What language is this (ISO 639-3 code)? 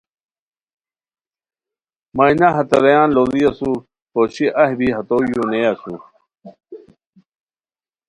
khw